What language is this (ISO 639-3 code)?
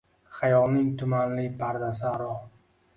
uzb